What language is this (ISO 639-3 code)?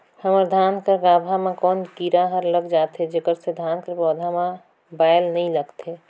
hne